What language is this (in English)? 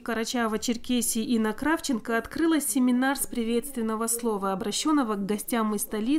Russian